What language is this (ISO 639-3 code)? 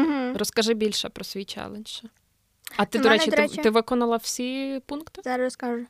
ukr